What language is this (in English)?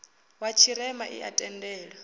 Venda